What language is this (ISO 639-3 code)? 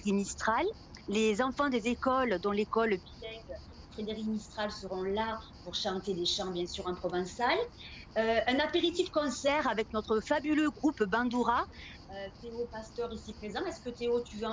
fra